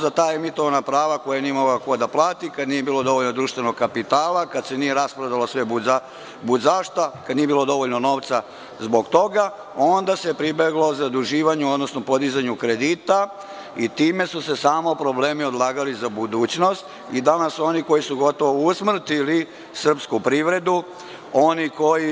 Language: Serbian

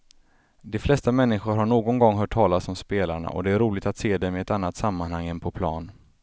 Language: Swedish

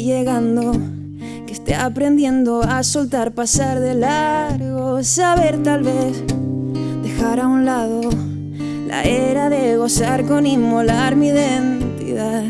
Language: Spanish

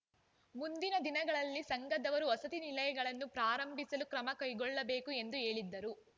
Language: Kannada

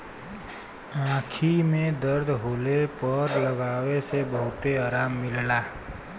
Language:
Bhojpuri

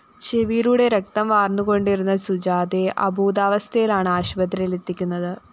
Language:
Malayalam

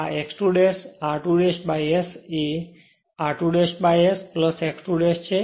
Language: Gujarati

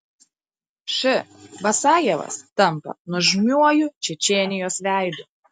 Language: Lithuanian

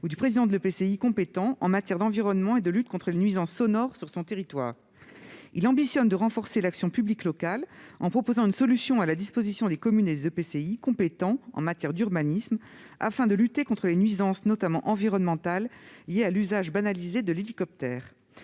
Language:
French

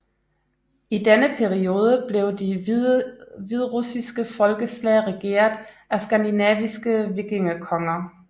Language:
Danish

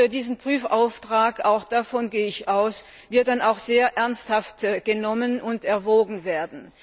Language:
German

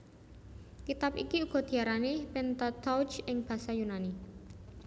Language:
Javanese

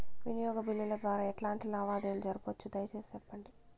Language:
Telugu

